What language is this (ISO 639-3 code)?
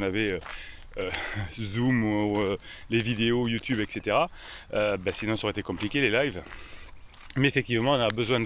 fra